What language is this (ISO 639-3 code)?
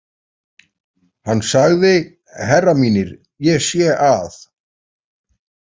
isl